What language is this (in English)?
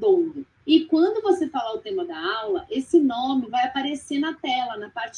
Portuguese